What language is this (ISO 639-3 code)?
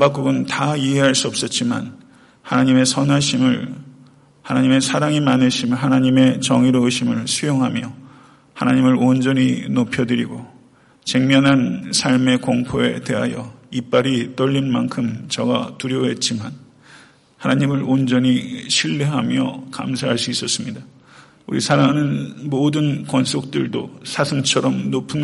kor